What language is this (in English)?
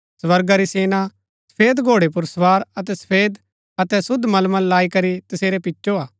Gaddi